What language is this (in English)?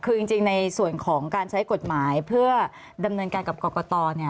Thai